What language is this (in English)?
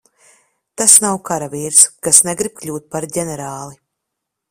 Latvian